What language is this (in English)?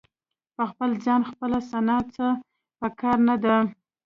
Pashto